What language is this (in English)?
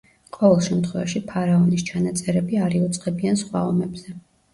Georgian